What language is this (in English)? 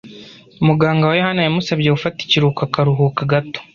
Kinyarwanda